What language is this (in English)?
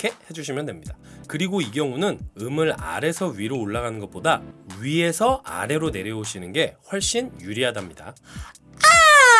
Korean